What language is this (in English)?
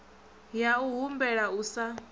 Venda